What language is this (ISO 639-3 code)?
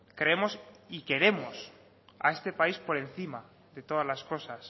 spa